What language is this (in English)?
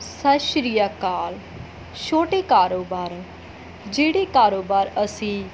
Punjabi